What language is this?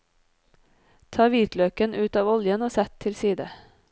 Norwegian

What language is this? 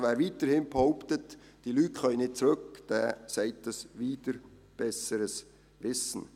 Swiss German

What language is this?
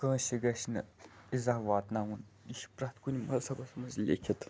Kashmiri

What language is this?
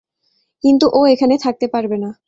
Bangla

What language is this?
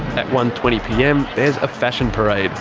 English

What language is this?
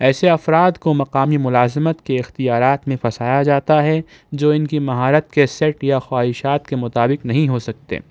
Urdu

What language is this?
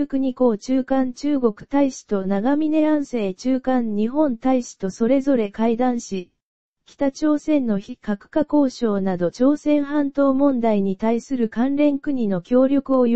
Japanese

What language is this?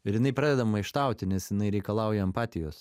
Lithuanian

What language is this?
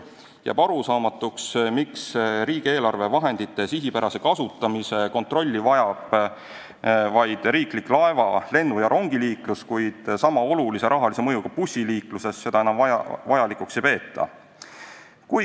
Estonian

